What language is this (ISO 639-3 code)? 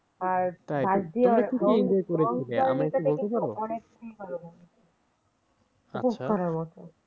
ben